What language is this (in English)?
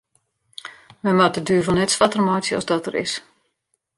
Western Frisian